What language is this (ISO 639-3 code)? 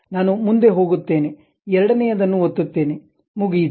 kan